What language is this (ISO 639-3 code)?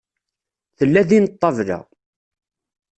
kab